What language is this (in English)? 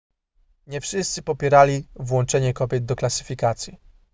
Polish